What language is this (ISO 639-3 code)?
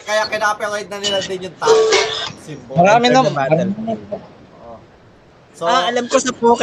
fil